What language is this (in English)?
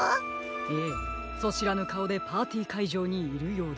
Japanese